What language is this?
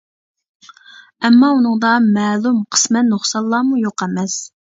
Uyghur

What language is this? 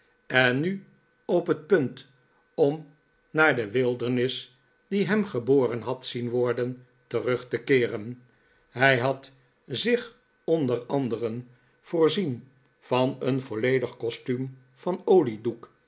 Dutch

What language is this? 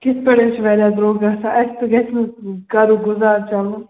Kashmiri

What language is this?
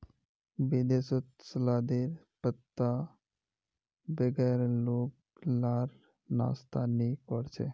Magahi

